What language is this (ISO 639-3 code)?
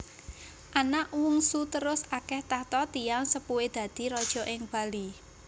jav